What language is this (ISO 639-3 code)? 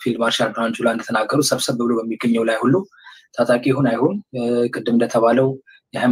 ara